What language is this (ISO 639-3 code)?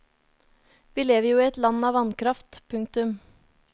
nor